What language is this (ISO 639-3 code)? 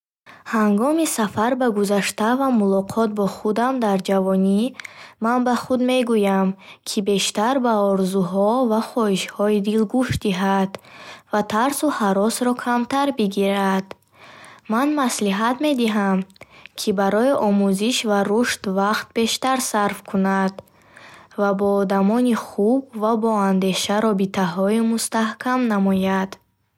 bhh